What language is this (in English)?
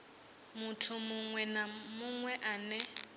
Venda